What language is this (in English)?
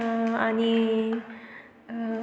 Konkani